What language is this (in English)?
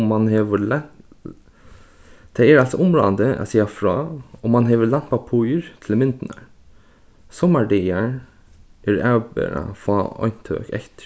Faroese